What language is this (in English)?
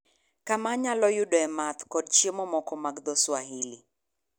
Luo (Kenya and Tanzania)